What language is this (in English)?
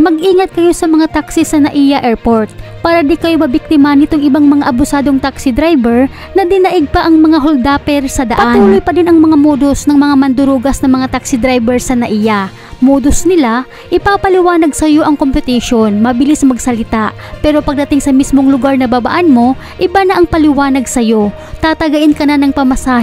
Filipino